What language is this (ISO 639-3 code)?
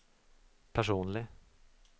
nor